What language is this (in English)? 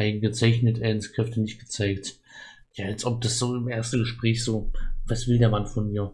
German